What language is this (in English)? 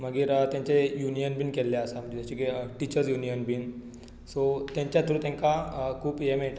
Konkani